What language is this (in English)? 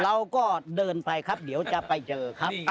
Thai